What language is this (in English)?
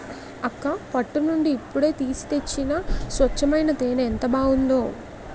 Telugu